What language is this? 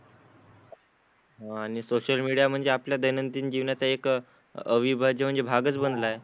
Marathi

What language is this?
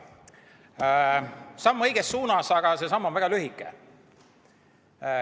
Estonian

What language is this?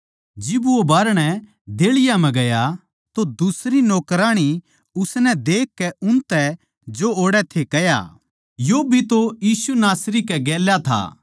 Haryanvi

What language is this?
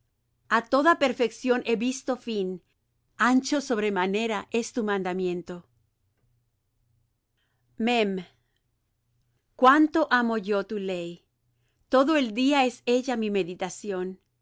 Spanish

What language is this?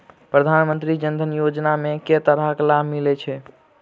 Maithili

